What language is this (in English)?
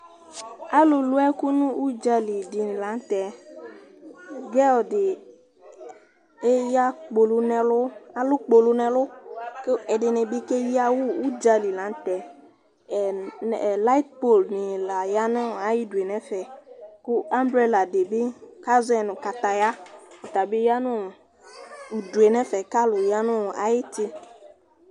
Ikposo